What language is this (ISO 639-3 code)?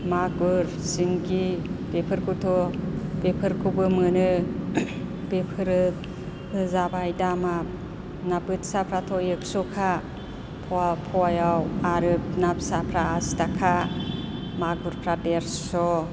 brx